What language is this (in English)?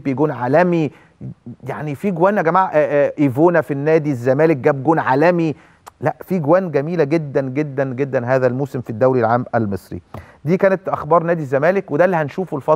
Arabic